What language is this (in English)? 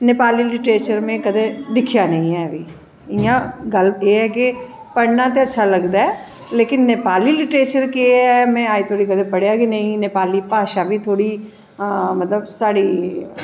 Dogri